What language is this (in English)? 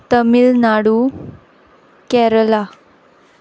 Konkani